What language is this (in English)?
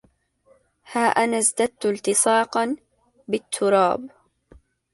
Arabic